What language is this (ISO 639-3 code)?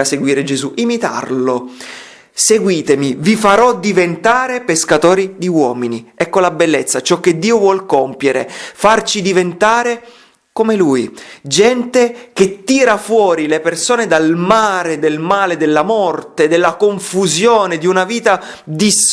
ita